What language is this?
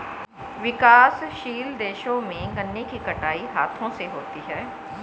Hindi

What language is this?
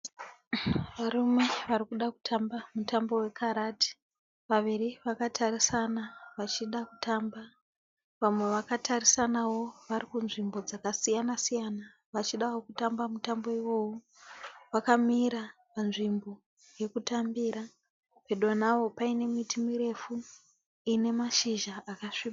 Shona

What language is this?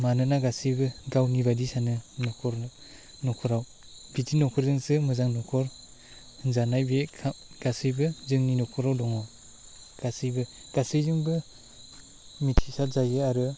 Bodo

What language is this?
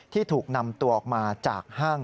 Thai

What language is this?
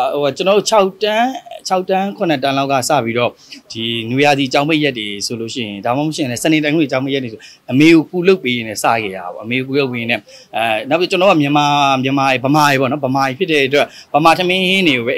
Romanian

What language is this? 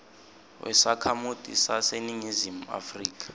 Swati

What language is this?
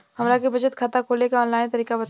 Bhojpuri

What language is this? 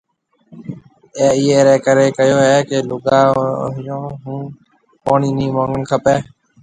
Marwari (Pakistan)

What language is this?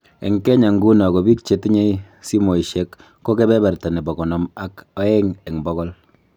Kalenjin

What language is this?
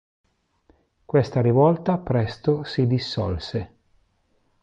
Italian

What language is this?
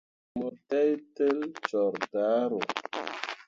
Mundang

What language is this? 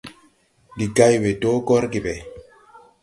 Tupuri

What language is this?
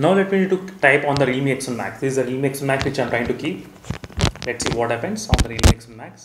English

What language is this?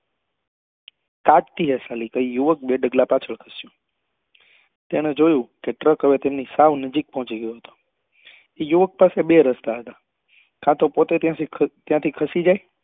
Gujarati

